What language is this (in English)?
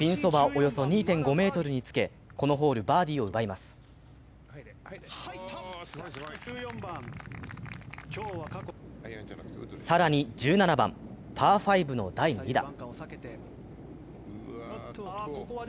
Japanese